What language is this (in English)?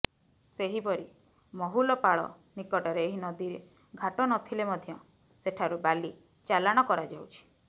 Odia